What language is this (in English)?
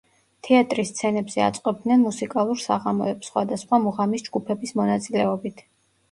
Georgian